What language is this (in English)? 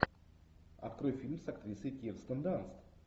Russian